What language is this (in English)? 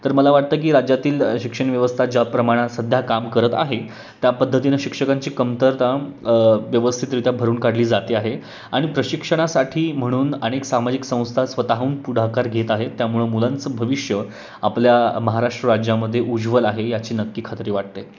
Marathi